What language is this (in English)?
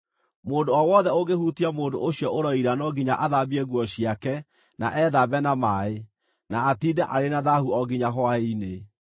Kikuyu